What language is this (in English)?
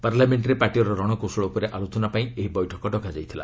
Odia